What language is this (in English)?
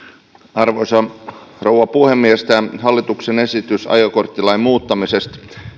Finnish